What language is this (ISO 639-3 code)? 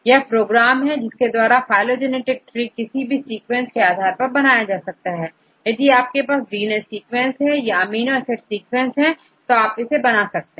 hin